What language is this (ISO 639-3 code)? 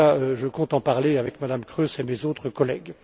fra